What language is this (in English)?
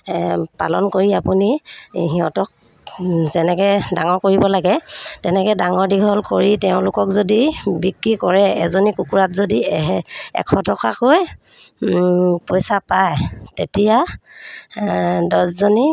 Assamese